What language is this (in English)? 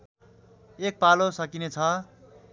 Nepali